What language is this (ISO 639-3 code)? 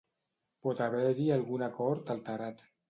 cat